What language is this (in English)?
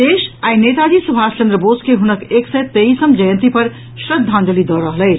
Maithili